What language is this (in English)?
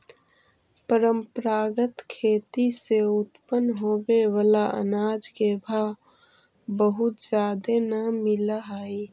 Magahi